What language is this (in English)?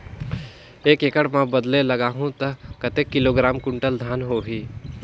Chhattisgarhi